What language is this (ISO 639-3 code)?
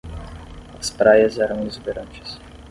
por